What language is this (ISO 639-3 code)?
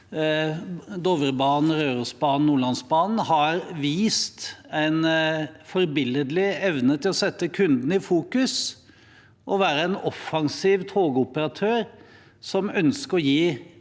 nor